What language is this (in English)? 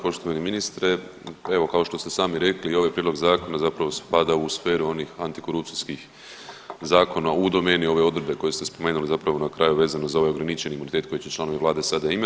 Croatian